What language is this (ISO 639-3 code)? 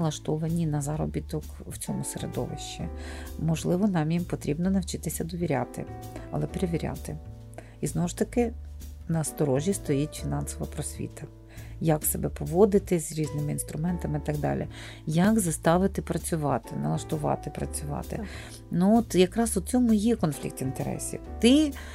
ukr